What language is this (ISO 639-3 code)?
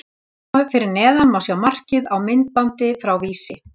isl